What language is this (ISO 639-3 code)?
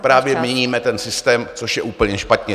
ces